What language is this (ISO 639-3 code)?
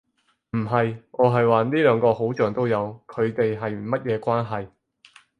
yue